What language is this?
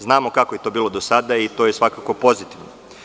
Serbian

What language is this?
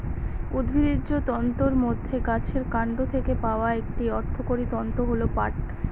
Bangla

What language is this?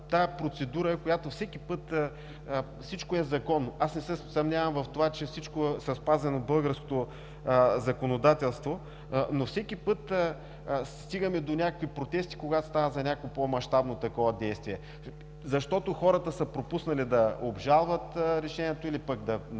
Bulgarian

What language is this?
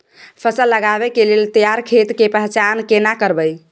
Maithili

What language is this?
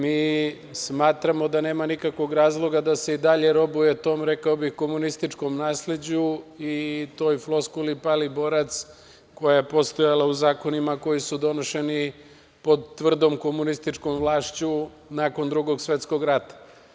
Serbian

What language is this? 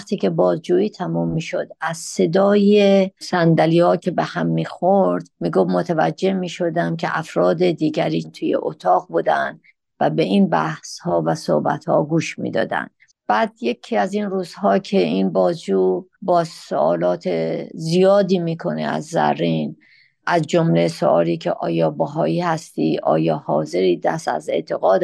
Persian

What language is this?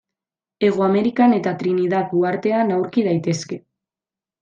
Basque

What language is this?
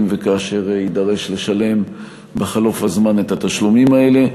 Hebrew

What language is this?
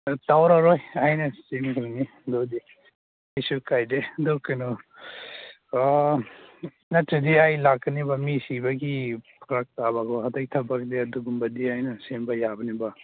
Manipuri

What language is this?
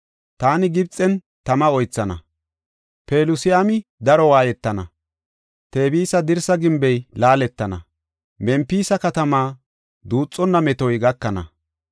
Gofa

